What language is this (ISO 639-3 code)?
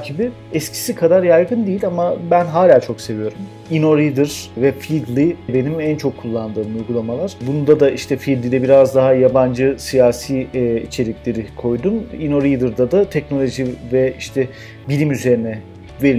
tur